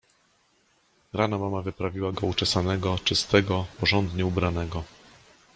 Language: Polish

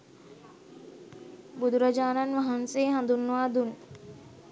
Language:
Sinhala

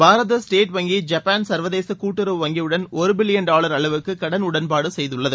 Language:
Tamil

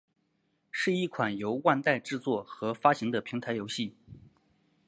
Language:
Chinese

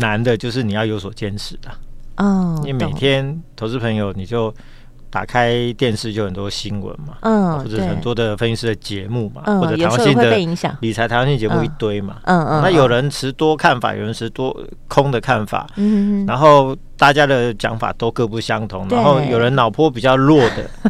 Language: Chinese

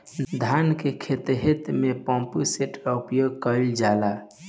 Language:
Bhojpuri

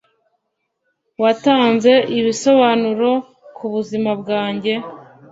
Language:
Kinyarwanda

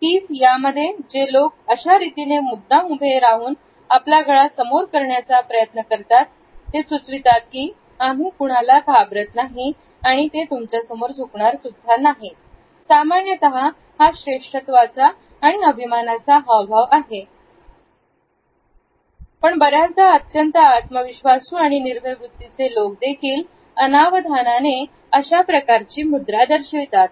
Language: Marathi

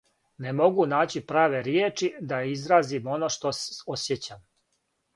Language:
Serbian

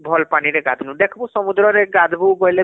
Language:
Odia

